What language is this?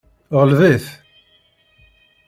Kabyle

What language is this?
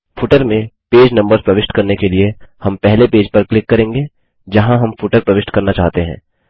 Hindi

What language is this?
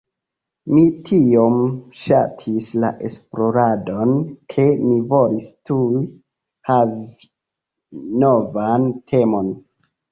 Esperanto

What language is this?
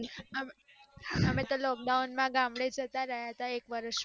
Gujarati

